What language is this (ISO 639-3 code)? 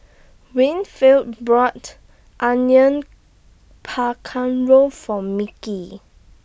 eng